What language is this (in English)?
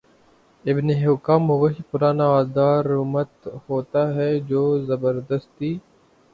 Urdu